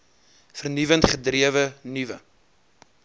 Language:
Afrikaans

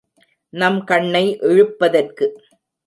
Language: Tamil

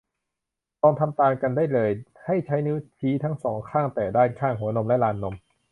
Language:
Thai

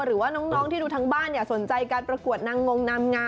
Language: Thai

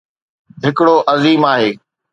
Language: Sindhi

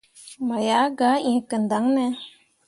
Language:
Mundang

